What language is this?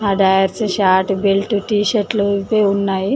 Telugu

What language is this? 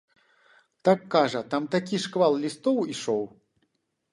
Belarusian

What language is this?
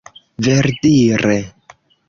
Esperanto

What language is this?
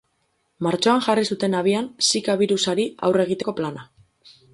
Basque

